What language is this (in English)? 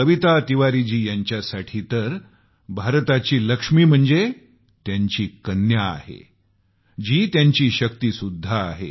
Marathi